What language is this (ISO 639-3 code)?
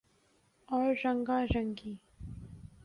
urd